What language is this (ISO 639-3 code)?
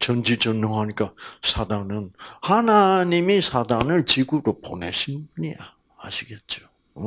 kor